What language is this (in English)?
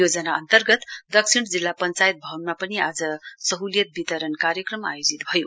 Nepali